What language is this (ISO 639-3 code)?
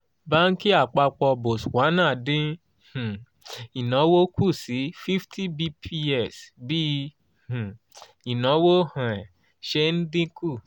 yor